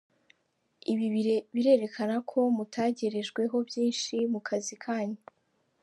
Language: Kinyarwanda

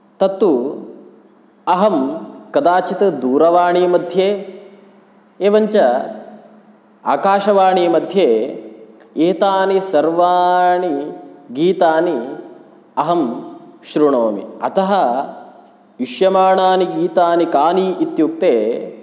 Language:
Sanskrit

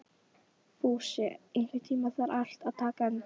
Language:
Icelandic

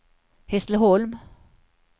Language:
Swedish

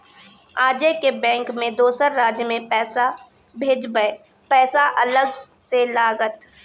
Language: Maithili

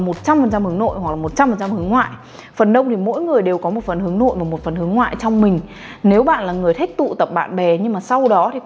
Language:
Vietnamese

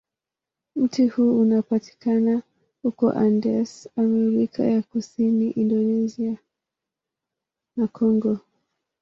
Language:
Swahili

